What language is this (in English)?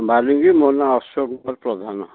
Odia